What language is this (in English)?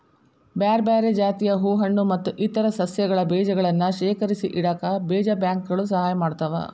Kannada